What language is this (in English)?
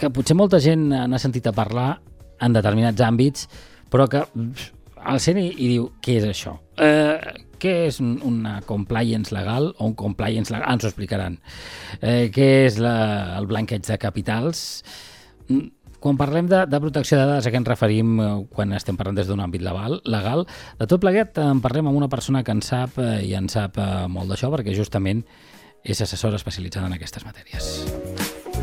Spanish